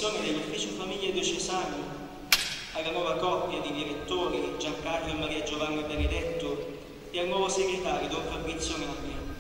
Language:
Italian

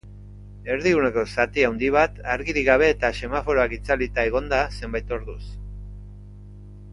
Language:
Basque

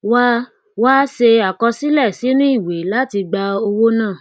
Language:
Yoruba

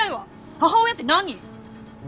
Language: Japanese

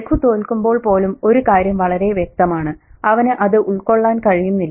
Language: Malayalam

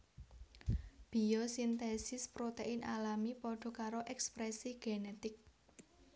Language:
Javanese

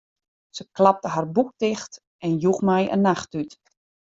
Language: Western Frisian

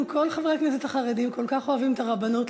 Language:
Hebrew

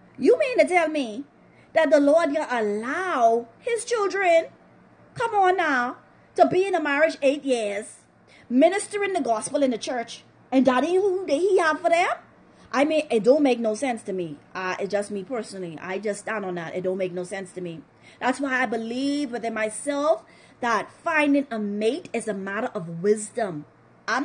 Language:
English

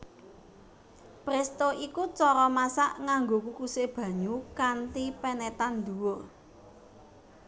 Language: Javanese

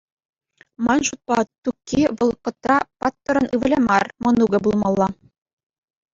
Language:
Chuvash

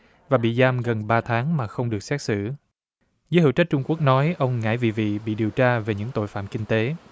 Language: Vietnamese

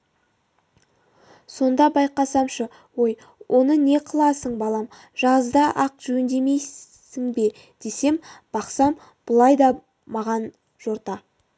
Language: Kazakh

